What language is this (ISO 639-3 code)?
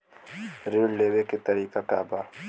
bho